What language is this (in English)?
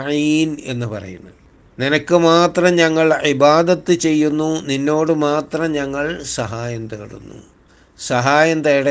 Malayalam